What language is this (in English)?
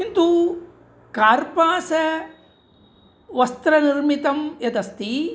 Sanskrit